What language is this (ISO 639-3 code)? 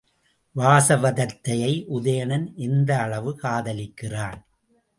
tam